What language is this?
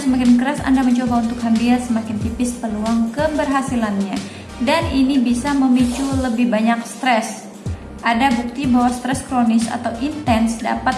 Indonesian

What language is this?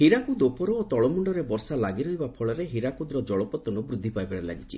Odia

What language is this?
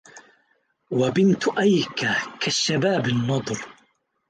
Arabic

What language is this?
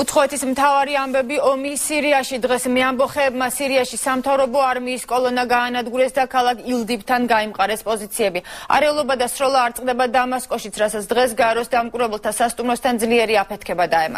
Romanian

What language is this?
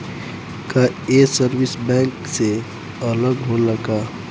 Bhojpuri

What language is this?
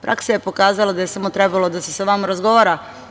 Serbian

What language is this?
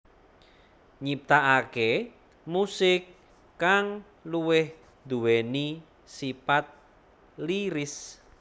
Javanese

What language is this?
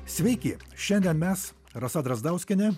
Lithuanian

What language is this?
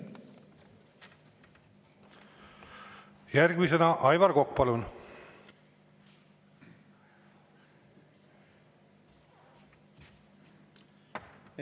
Estonian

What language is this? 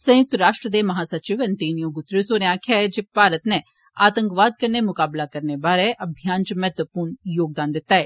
Dogri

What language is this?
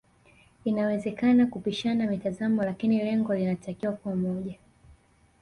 Swahili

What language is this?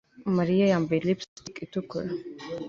Kinyarwanda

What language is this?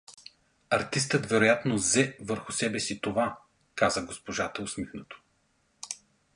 Bulgarian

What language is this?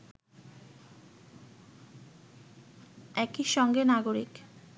Bangla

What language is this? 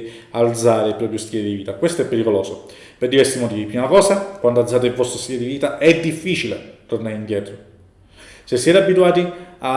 Italian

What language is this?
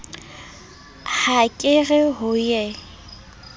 Southern Sotho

